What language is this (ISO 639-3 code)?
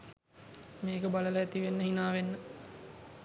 sin